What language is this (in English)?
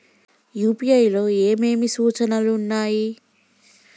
Telugu